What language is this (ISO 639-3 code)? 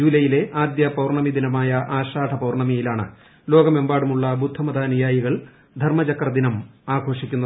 mal